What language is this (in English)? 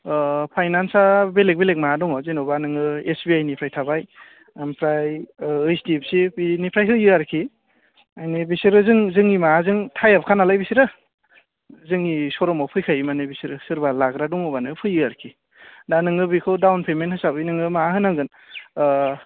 Bodo